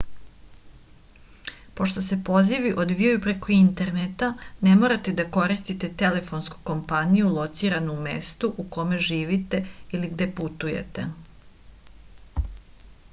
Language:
Serbian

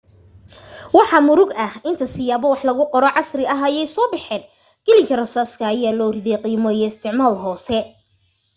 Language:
Somali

